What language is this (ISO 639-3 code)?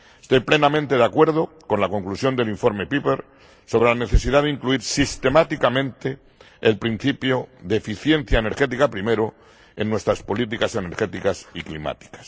spa